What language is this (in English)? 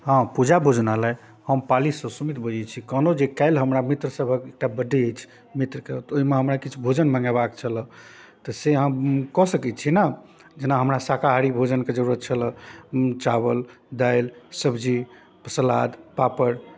Maithili